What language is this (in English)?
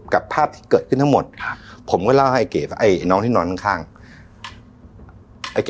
Thai